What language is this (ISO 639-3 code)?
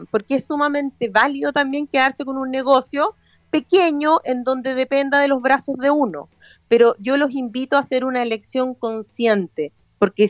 spa